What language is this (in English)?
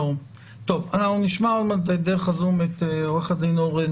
Hebrew